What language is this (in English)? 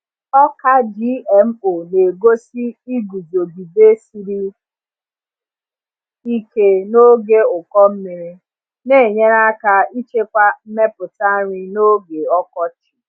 Igbo